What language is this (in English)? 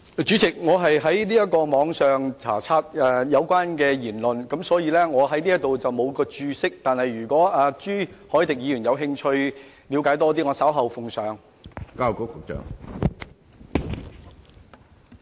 Cantonese